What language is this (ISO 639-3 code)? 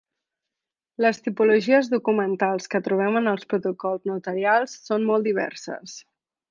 cat